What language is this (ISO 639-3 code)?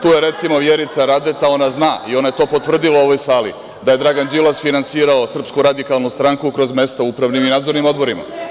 srp